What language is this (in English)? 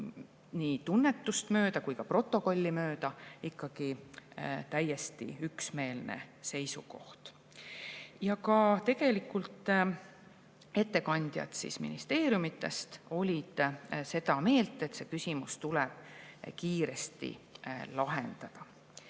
Estonian